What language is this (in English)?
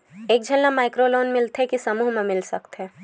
Chhattisgarhi